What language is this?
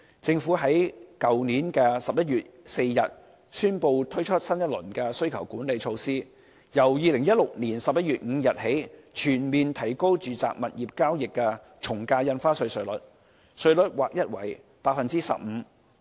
Cantonese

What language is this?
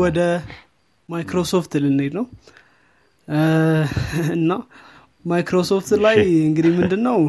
Amharic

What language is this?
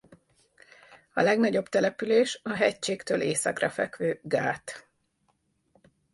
Hungarian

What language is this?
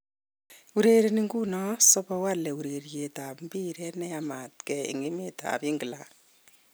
Kalenjin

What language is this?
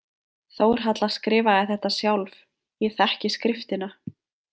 Icelandic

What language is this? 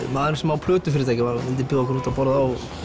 Icelandic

